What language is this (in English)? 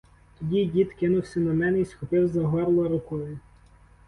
Ukrainian